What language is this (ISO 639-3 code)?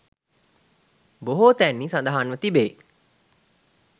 sin